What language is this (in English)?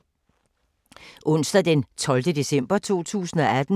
Danish